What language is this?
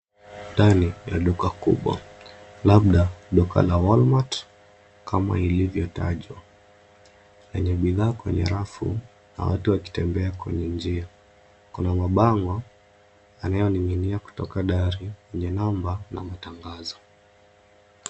Swahili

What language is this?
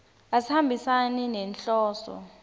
Swati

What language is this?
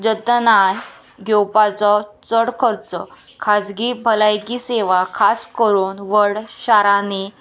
Konkani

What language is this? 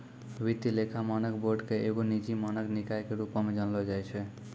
Maithili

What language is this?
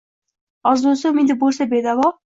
Uzbek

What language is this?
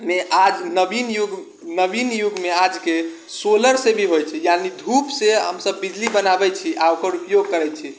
Maithili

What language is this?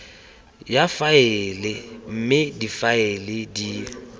Tswana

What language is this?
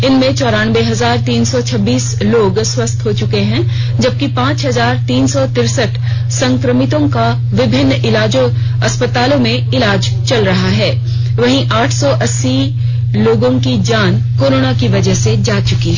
Hindi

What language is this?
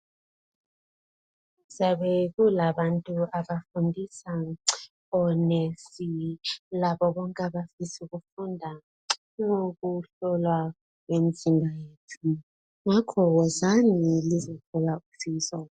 North Ndebele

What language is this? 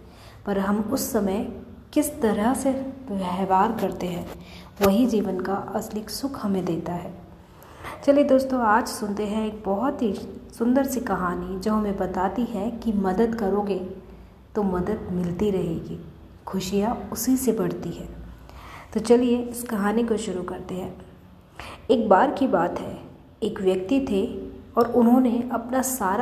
Hindi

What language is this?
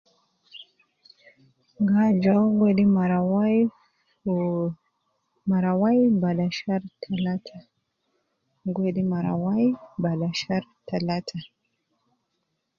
Nubi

